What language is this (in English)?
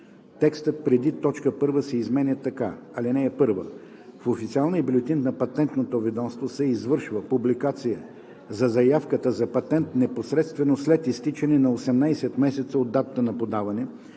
Bulgarian